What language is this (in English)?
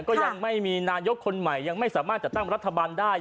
Thai